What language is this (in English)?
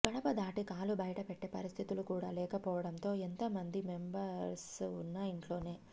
Telugu